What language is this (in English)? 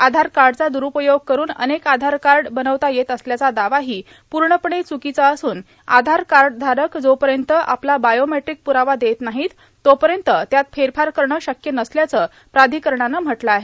Marathi